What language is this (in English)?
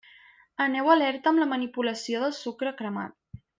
Catalan